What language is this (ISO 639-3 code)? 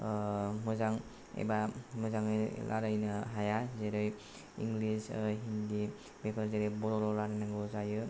brx